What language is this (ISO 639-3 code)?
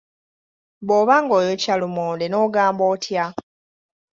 lug